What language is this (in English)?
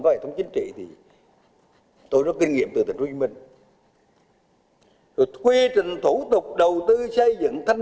Vietnamese